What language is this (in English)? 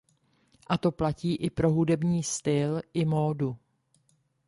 Czech